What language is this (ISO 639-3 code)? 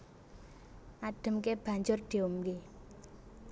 jav